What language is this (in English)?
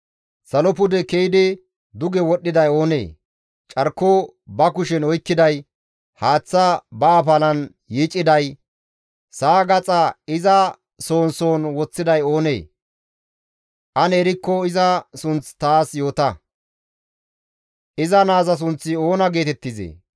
Gamo